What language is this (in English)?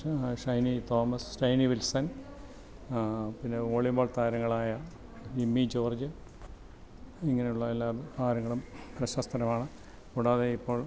Malayalam